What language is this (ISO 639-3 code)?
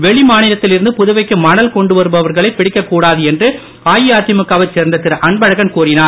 tam